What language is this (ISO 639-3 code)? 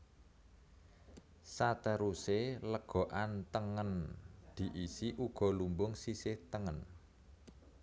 jav